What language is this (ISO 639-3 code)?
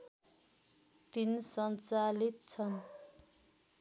nep